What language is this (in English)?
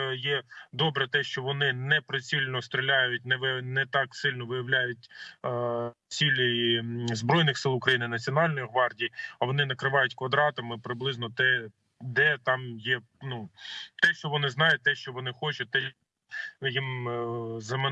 Ukrainian